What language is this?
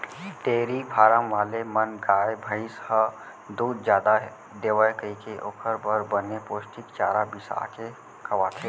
Chhattisgarhi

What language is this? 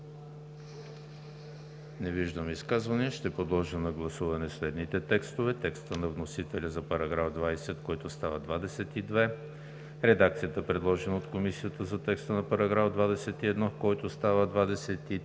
Bulgarian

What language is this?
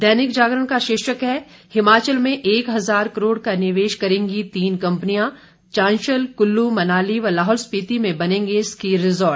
Hindi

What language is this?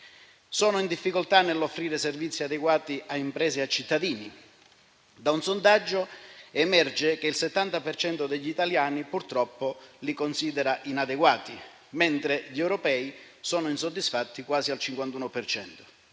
Italian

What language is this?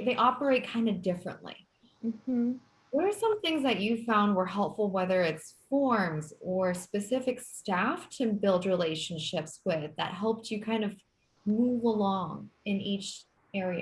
English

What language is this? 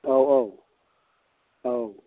Bodo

